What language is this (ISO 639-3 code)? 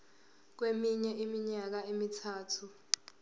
zul